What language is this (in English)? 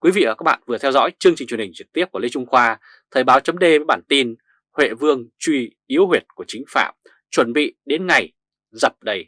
Vietnamese